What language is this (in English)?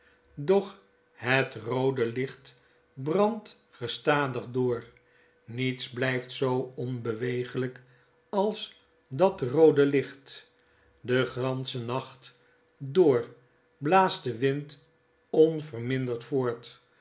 Dutch